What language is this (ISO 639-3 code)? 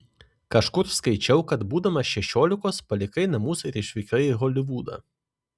lit